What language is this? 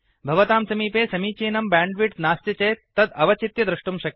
Sanskrit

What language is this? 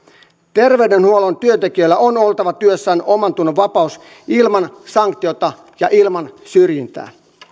Finnish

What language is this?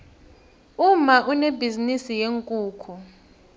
South Ndebele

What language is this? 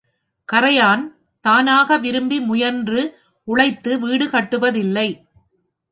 Tamil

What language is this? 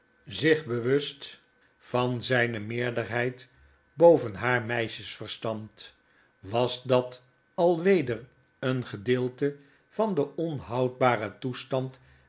Dutch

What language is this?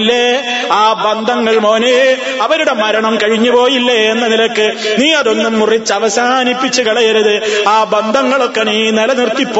Malayalam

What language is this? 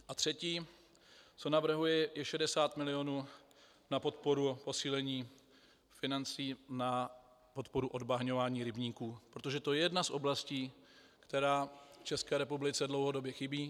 Czech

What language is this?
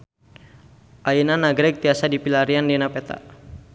Sundanese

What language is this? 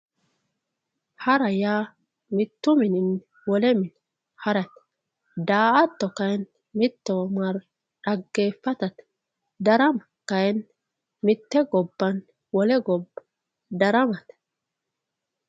Sidamo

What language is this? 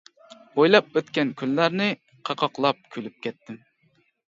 Uyghur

